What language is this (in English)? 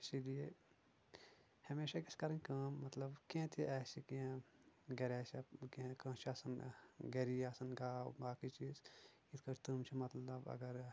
Kashmiri